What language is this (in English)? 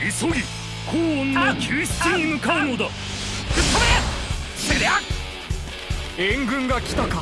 Japanese